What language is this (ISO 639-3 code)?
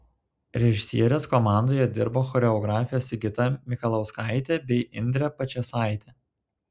lit